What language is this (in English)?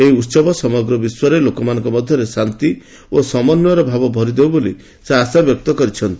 Odia